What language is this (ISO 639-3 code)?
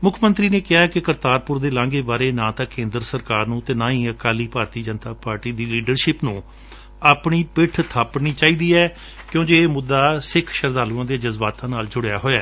pan